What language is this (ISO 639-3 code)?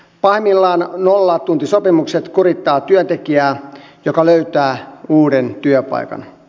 fin